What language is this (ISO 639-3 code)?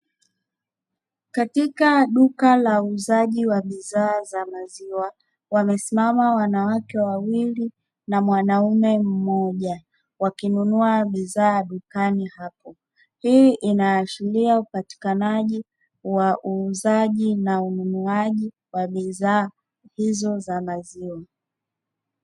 swa